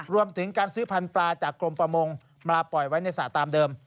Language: Thai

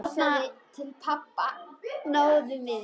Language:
Icelandic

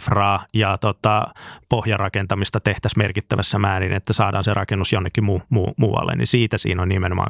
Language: Finnish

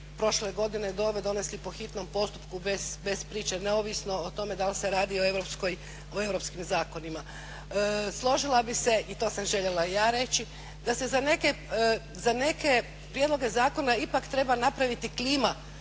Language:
Croatian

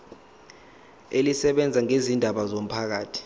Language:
Zulu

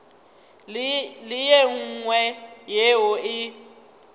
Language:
Northern Sotho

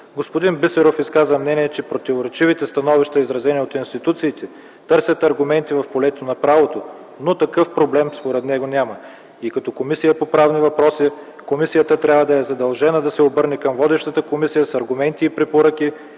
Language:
Bulgarian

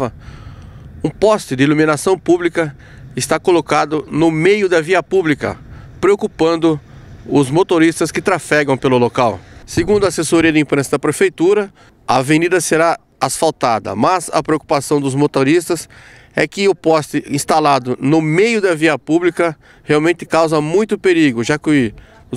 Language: Portuguese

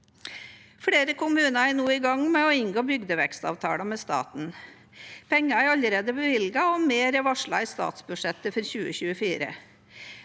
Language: Norwegian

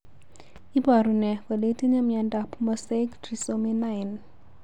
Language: Kalenjin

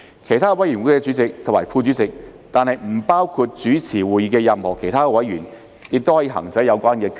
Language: Cantonese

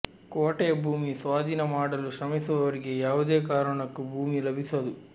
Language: Kannada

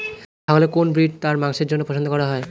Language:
Bangla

